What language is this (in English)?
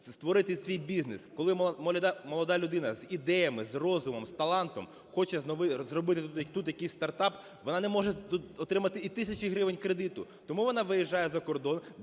Ukrainian